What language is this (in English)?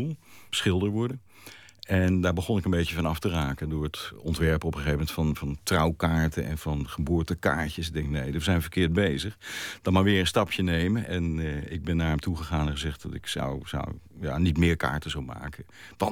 Dutch